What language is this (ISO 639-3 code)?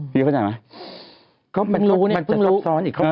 tha